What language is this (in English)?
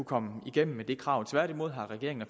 Danish